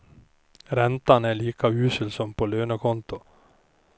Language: Swedish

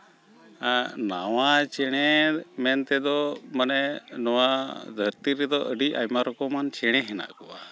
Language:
Santali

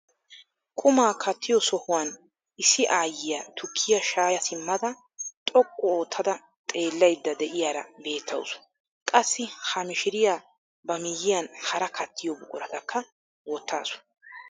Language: Wolaytta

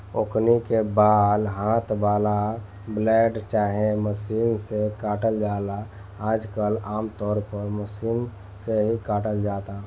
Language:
Bhojpuri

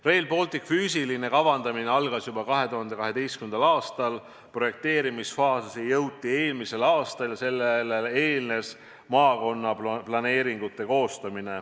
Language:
Estonian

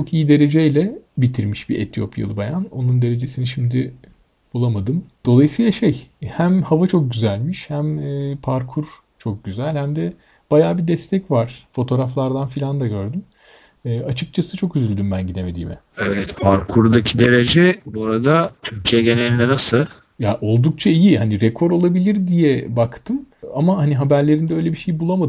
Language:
Turkish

